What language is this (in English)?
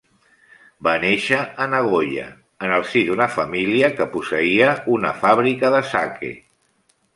Catalan